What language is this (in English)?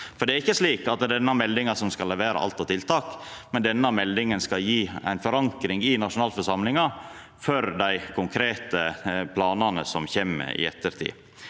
Norwegian